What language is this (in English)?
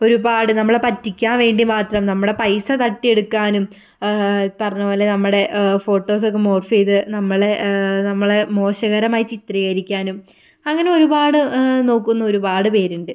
Malayalam